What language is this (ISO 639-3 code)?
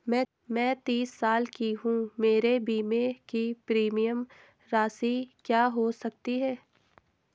hin